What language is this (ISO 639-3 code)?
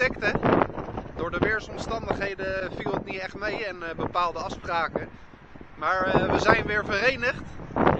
nld